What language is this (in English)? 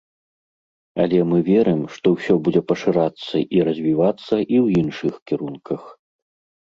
Belarusian